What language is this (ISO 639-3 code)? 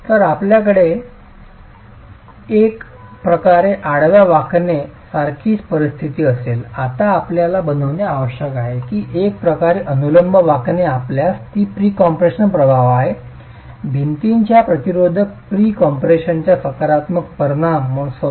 mar